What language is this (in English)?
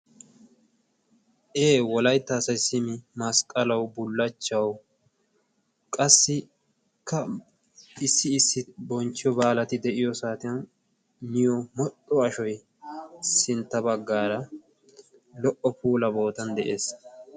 Wolaytta